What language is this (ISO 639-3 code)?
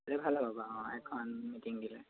asm